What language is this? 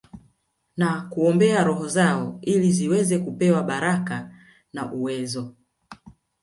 Swahili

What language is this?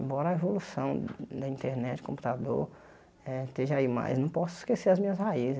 Portuguese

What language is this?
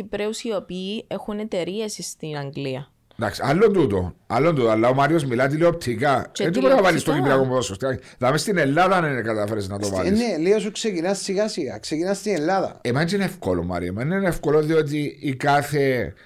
Greek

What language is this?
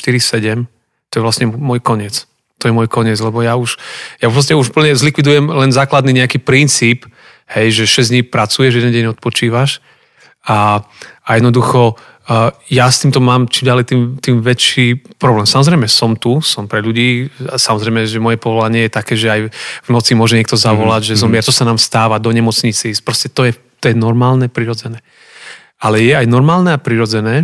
Slovak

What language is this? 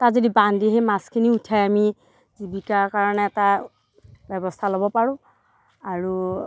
Assamese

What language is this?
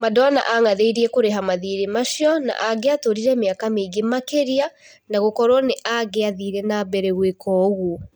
Kikuyu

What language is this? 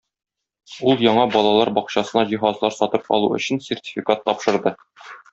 Tatar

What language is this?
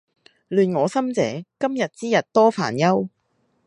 Cantonese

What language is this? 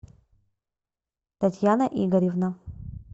Russian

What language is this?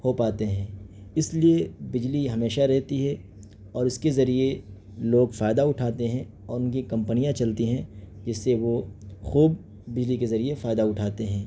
Urdu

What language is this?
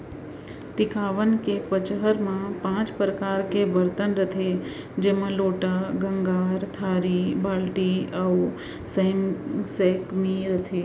Chhattisgarhi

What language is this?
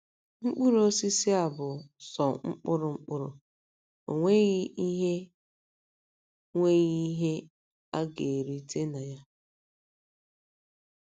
Igbo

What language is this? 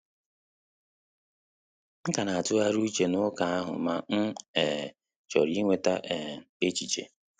Igbo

